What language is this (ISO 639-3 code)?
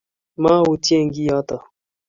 kln